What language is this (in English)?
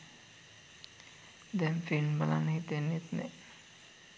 Sinhala